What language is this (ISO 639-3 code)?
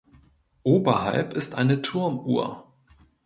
deu